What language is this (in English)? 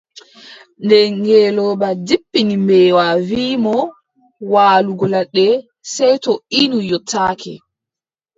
Adamawa Fulfulde